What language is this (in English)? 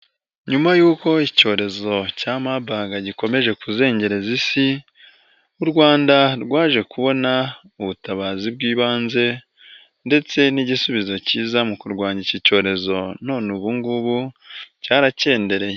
Kinyarwanda